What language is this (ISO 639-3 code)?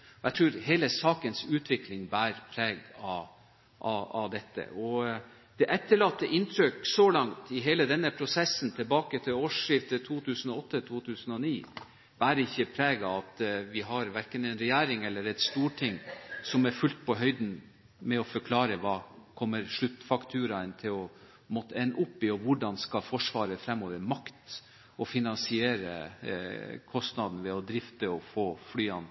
nob